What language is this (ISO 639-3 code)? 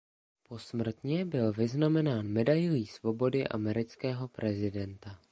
ces